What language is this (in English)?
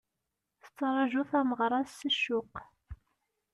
Kabyle